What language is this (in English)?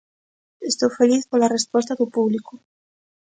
Galician